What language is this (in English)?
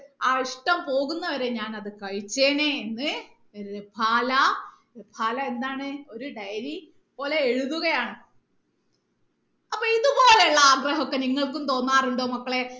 Malayalam